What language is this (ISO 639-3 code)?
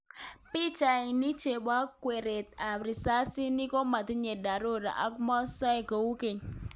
kln